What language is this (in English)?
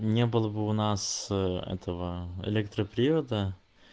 Russian